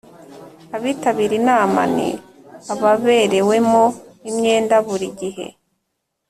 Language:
Kinyarwanda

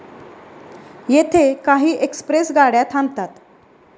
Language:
Marathi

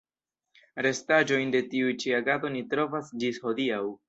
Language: Esperanto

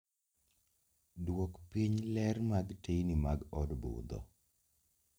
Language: Luo (Kenya and Tanzania)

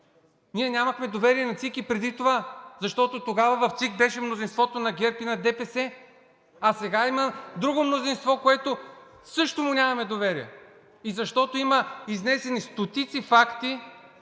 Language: Bulgarian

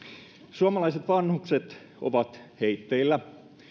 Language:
Finnish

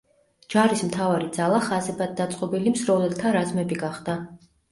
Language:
Georgian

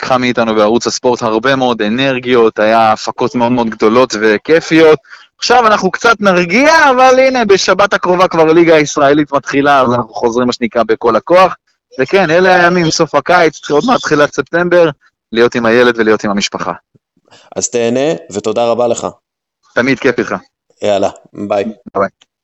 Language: Hebrew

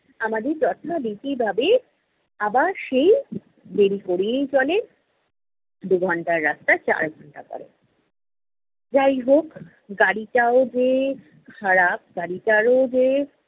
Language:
Bangla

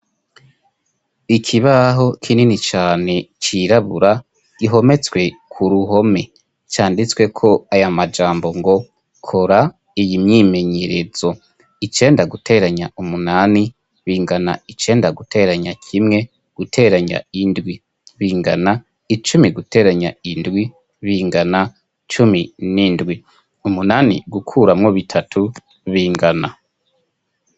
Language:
Rundi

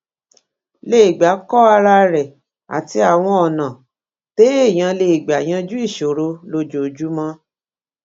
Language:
Yoruba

